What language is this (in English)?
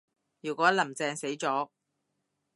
Cantonese